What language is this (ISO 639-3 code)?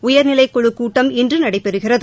tam